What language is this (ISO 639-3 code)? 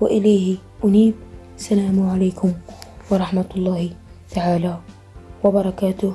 ara